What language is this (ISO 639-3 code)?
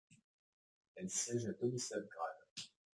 fra